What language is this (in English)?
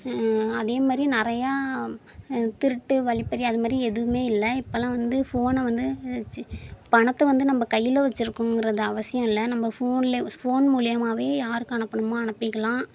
Tamil